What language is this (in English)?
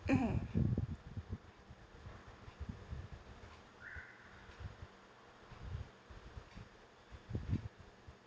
English